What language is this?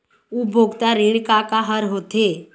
Chhattisgarhi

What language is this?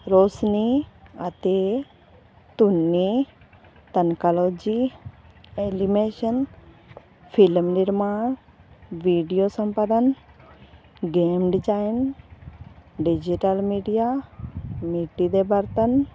Punjabi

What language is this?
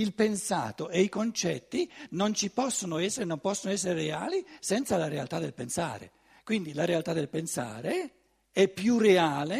Italian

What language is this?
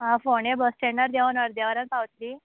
Konkani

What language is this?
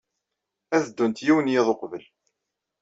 Kabyle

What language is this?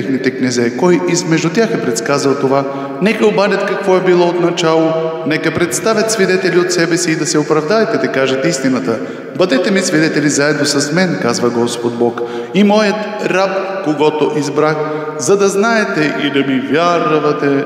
Romanian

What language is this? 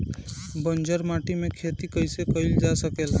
Bhojpuri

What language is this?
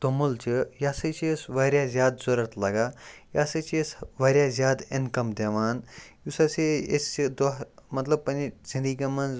Kashmiri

